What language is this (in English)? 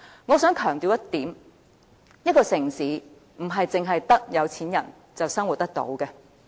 Cantonese